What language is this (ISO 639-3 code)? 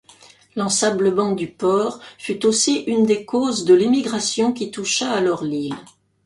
fra